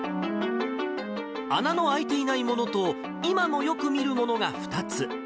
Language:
Japanese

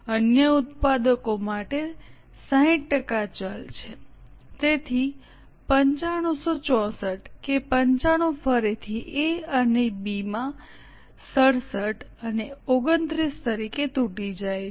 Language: Gujarati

